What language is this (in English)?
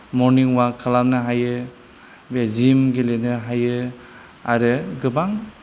Bodo